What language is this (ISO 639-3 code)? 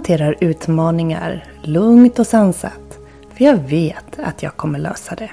swe